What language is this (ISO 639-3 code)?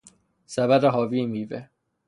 fas